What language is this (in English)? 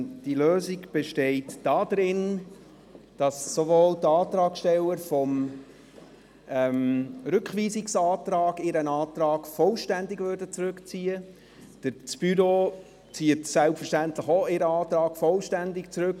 Swiss German